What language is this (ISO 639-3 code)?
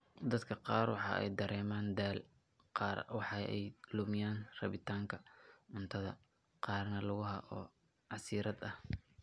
som